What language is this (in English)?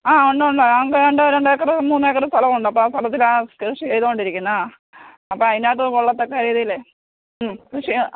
Malayalam